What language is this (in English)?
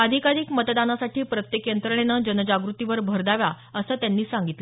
Marathi